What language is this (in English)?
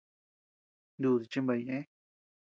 Tepeuxila Cuicatec